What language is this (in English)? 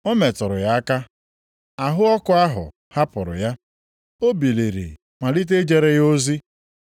Igbo